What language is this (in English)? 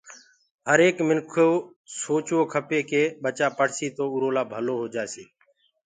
Gurgula